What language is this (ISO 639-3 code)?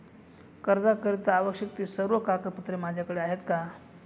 mar